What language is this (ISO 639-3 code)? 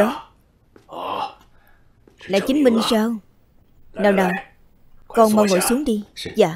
vie